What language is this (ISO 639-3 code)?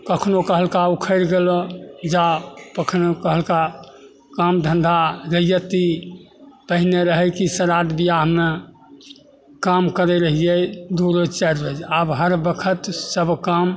mai